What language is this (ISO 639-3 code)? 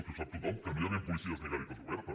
cat